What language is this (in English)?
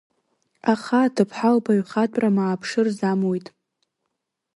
Abkhazian